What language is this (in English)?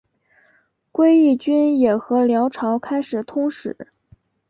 Chinese